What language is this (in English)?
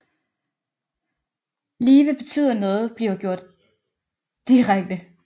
Danish